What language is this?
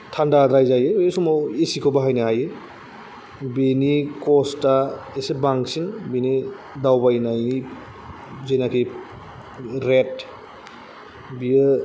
Bodo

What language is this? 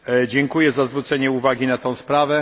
Polish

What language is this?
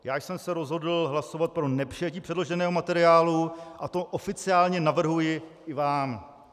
Czech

